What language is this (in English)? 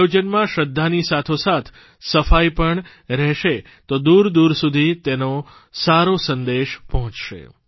Gujarati